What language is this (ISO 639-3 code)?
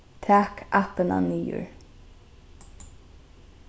fao